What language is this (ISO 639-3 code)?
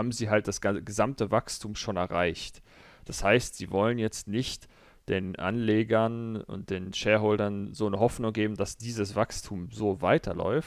deu